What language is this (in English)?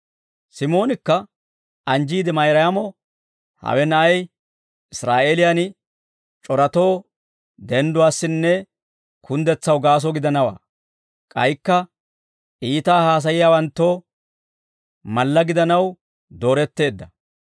Dawro